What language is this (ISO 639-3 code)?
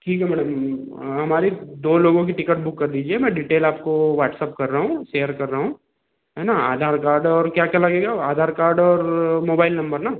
hin